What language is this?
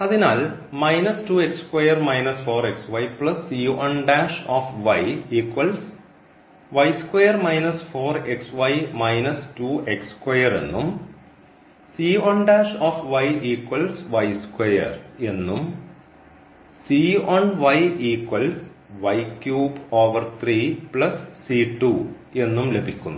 Malayalam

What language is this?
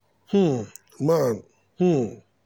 Nigerian Pidgin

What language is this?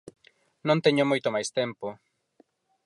Galician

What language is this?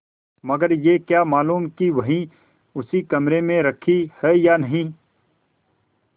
Hindi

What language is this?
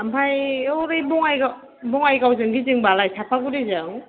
Bodo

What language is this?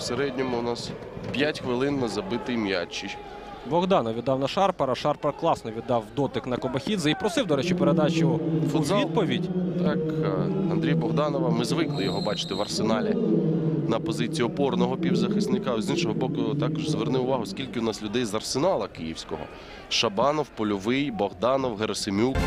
Ukrainian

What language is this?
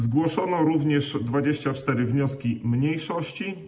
Polish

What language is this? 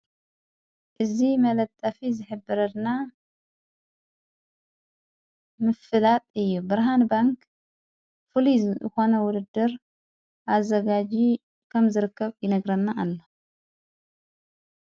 Tigrinya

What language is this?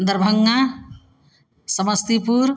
Maithili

